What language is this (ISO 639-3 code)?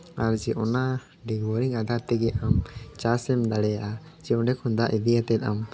sat